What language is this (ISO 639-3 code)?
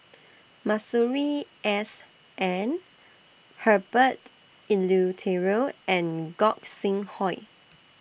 eng